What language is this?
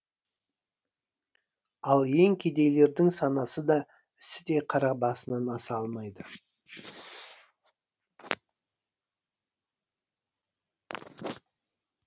Kazakh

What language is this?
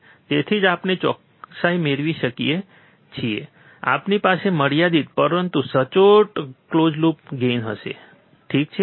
Gujarati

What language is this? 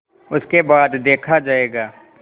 Hindi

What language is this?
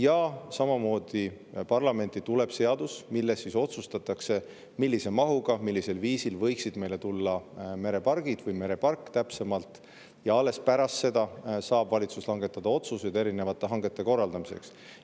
Estonian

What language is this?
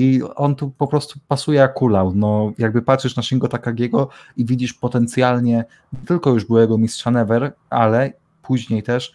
Polish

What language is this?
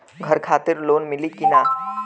Bhojpuri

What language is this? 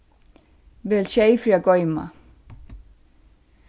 Faroese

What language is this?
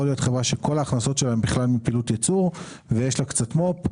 Hebrew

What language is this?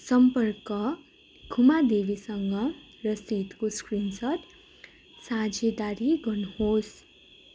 Nepali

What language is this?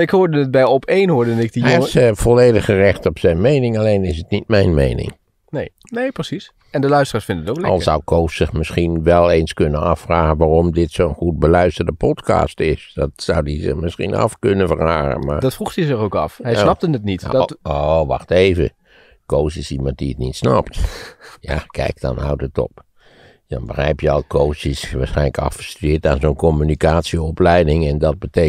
Dutch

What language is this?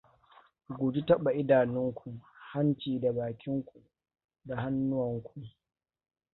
Hausa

